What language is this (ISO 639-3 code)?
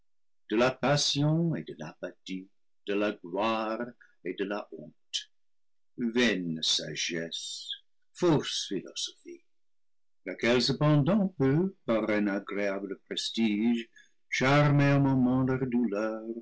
fra